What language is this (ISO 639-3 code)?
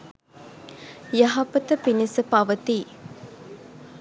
sin